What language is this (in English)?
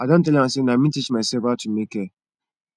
Nigerian Pidgin